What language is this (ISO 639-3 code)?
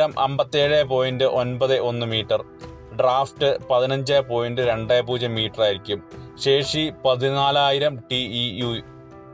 mal